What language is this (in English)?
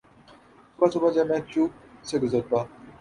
Urdu